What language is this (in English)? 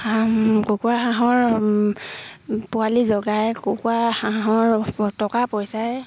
Assamese